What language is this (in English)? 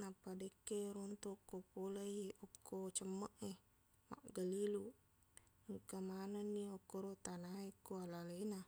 Buginese